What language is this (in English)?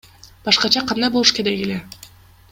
Kyrgyz